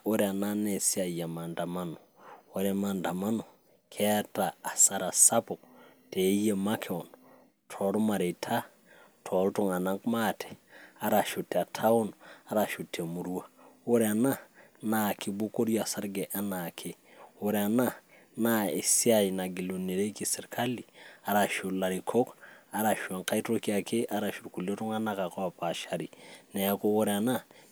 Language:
Masai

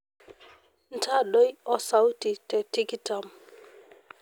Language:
Masai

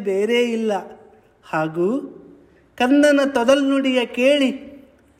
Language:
Kannada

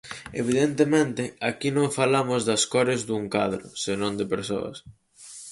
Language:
Galician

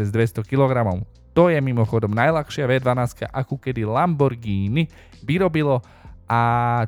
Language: Slovak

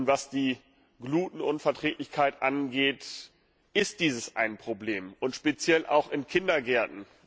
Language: German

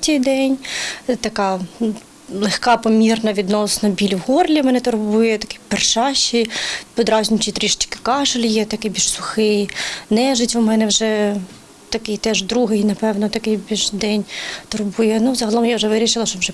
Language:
Ukrainian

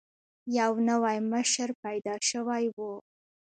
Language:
Pashto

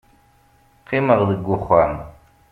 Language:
Kabyle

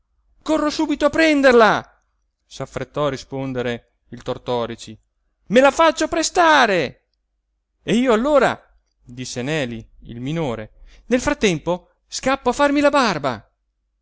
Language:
Italian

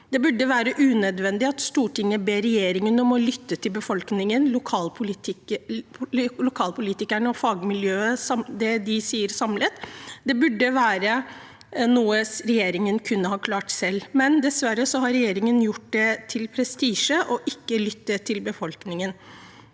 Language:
Norwegian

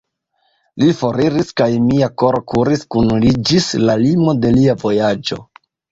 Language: Esperanto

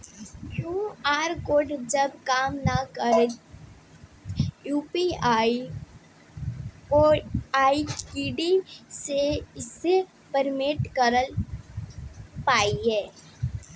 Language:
Bhojpuri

